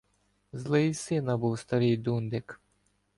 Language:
Ukrainian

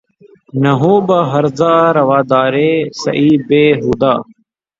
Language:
Urdu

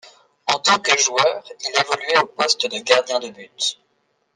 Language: French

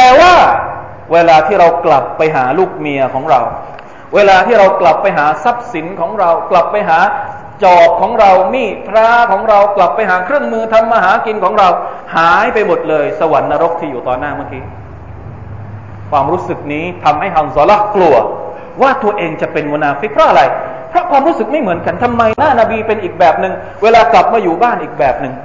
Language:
Thai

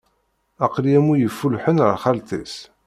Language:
Kabyle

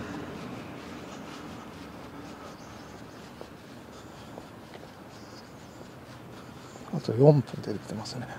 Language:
Japanese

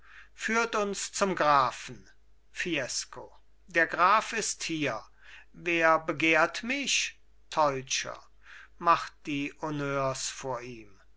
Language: German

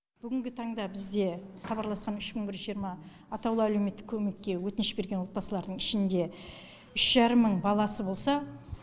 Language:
Kazakh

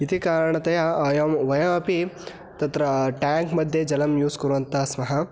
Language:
Sanskrit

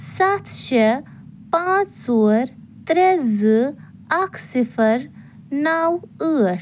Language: Kashmiri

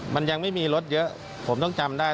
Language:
Thai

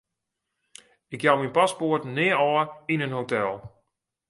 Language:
Western Frisian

